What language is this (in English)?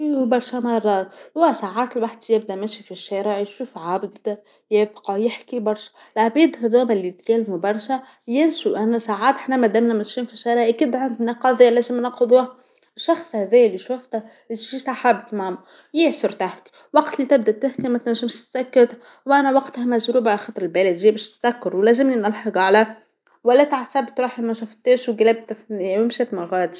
Tunisian Arabic